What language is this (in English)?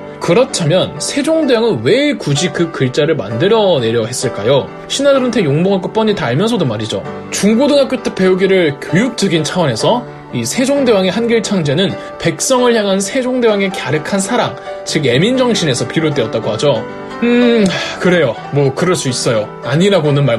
Korean